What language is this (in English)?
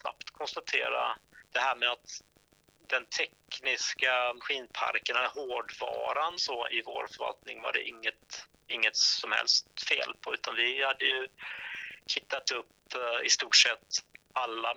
Swedish